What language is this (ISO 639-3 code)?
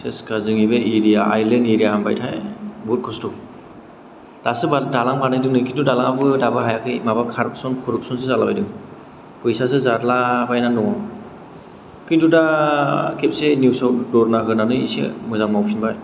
brx